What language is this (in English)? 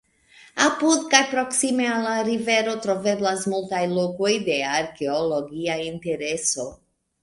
Esperanto